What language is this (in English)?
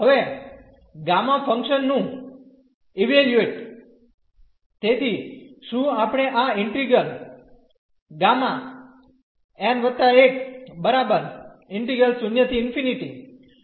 Gujarati